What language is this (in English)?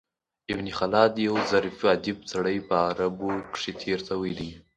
Pashto